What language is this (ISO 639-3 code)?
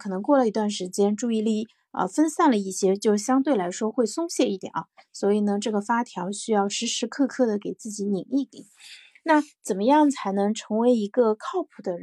zho